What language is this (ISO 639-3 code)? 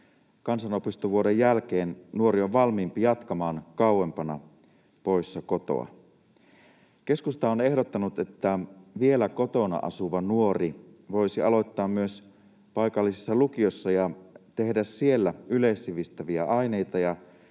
fin